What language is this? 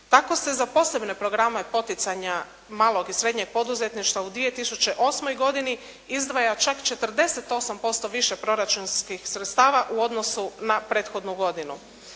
Croatian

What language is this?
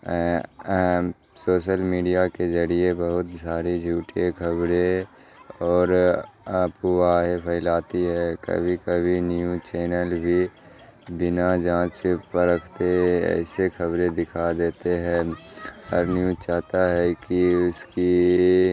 Urdu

